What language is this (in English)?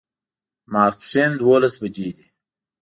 Pashto